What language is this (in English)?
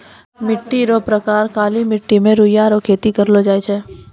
Maithili